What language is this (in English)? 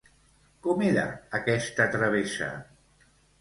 Catalan